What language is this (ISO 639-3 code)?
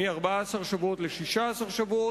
heb